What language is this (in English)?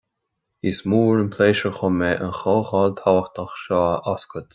Irish